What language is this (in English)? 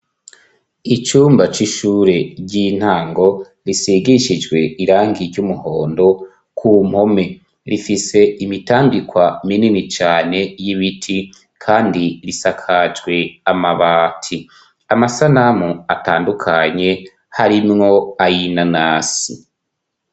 Rundi